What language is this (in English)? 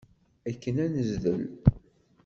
Kabyle